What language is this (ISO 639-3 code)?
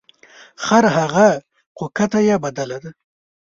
pus